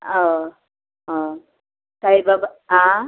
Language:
Konkani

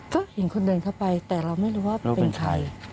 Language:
Thai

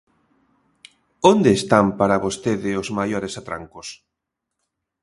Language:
Galician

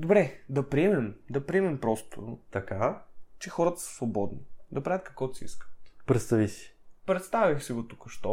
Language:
Bulgarian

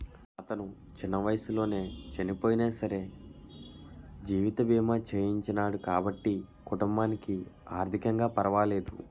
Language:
Telugu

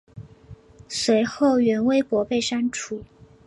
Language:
Chinese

